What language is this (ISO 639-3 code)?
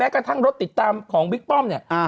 tha